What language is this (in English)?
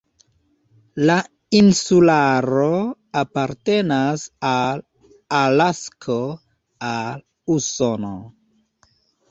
Esperanto